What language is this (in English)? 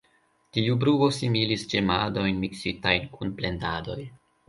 Esperanto